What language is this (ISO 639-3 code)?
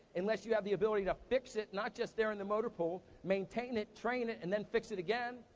eng